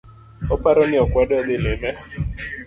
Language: Luo (Kenya and Tanzania)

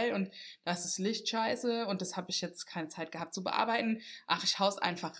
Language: German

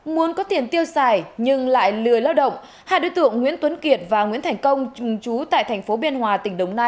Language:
Vietnamese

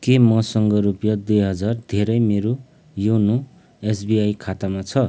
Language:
Nepali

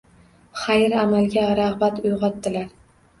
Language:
Uzbek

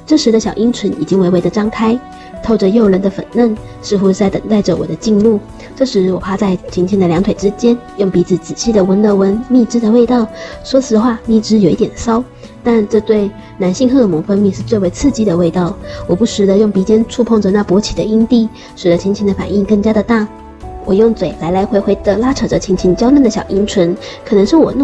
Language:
Chinese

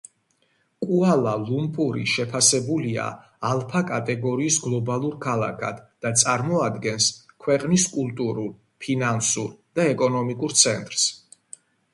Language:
Georgian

